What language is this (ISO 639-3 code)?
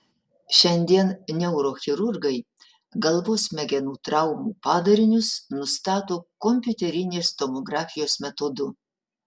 lit